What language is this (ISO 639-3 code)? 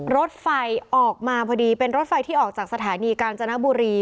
tha